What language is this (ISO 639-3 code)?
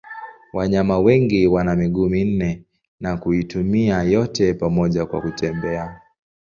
swa